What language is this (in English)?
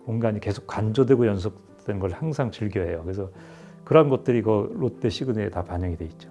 Korean